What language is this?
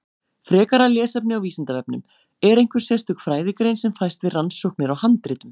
Icelandic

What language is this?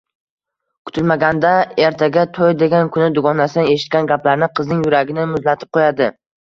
Uzbek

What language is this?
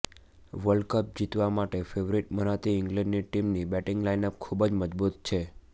Gujarati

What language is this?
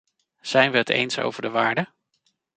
Dutch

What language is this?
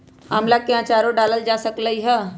Magahi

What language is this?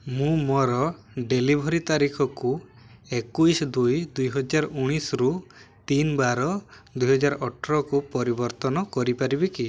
Odia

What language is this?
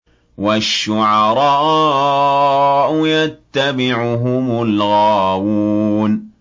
Arabic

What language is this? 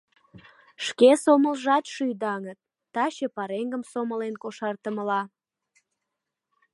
Mari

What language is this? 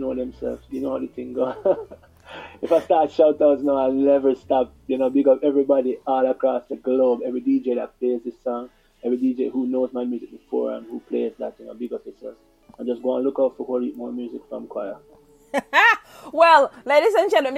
English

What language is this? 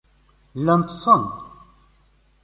Kabyle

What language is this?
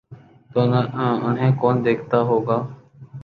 Urdu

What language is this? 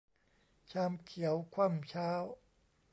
Thai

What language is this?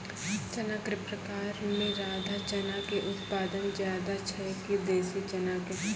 Maithili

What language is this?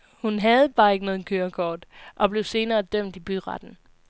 Danish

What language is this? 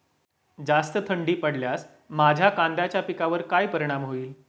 Marathi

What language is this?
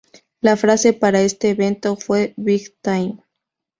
Spanish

